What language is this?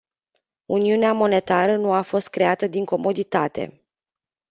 Romanian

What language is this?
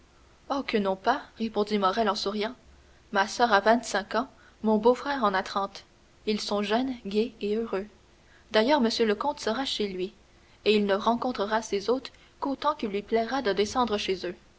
French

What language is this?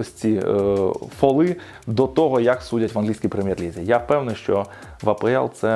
Ukrainian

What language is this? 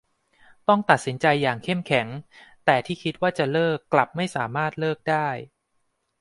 Thai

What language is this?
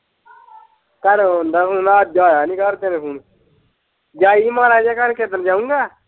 Punjabi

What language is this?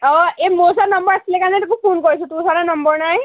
Assamese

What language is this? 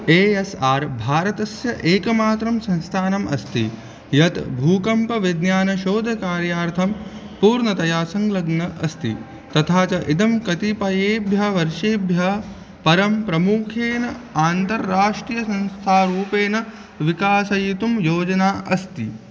Sanskrit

